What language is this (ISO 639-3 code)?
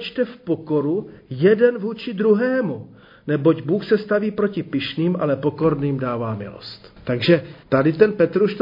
ces